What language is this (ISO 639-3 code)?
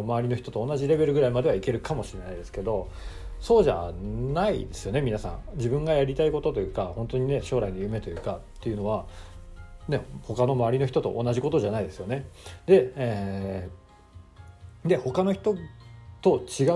jpn